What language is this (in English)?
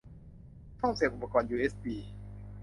Thai